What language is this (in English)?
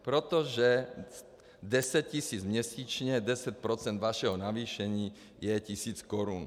Czech